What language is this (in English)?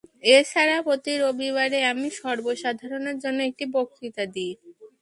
Bangla